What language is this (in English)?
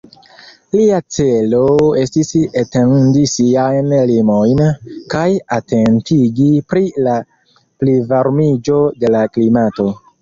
Esperanto